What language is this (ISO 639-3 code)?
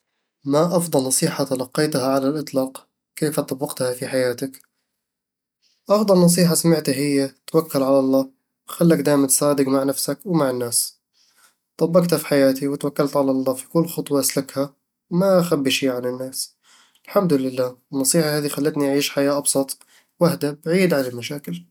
avl